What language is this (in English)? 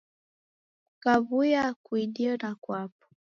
Taita